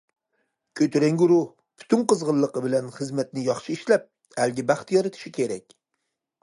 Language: Uyghur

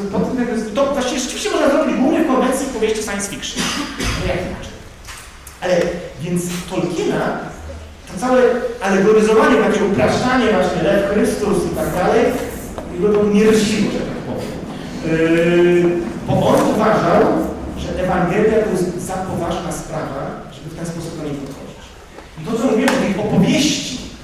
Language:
Polish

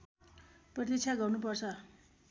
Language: Nepali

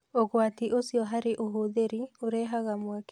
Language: Kikuyu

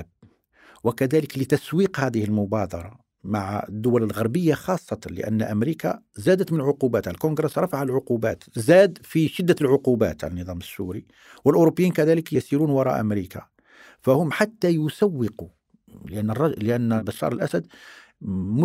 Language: Arabic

